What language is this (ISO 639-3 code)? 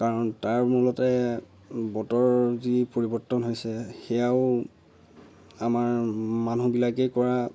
asm